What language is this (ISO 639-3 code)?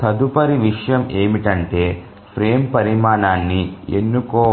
tel